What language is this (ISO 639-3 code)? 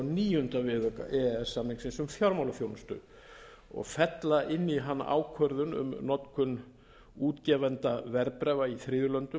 isl